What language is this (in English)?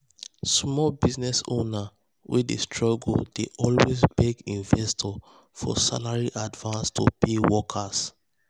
Nigerian Pidgin